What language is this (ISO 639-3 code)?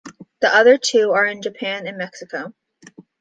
eng